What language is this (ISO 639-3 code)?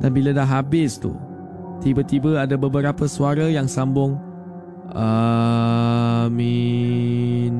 msa